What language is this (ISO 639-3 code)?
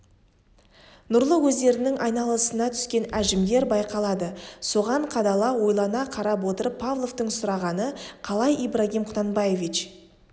kaz